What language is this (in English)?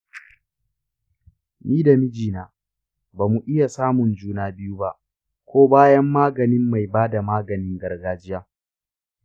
Hausa